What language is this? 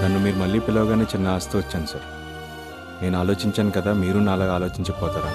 Telugu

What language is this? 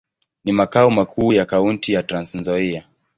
Swahili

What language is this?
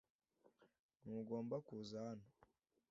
Kinyarwanda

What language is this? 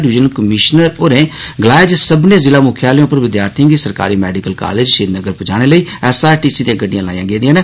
Dogri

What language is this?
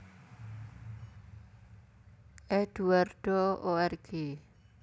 Javanese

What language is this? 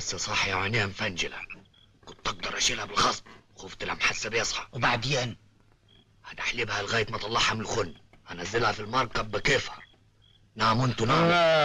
Arabic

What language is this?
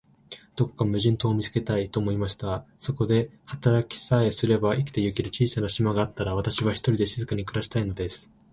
Japanese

